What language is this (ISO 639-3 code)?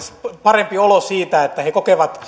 fin